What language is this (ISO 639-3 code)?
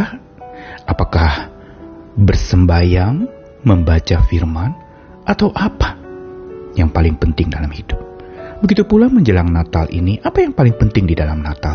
ind